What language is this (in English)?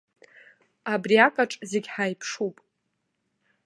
Abkhazian